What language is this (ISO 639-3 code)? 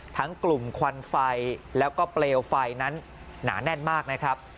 tha